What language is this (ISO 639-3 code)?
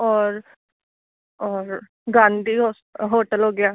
pan